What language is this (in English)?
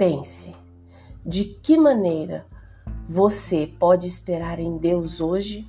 Portuguese